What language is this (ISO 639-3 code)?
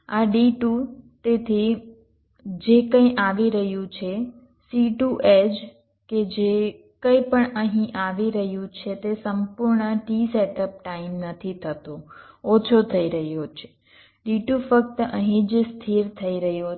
guj